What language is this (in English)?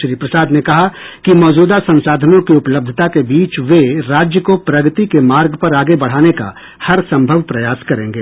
Hindi